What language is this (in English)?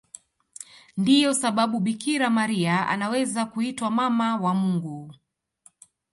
Swahili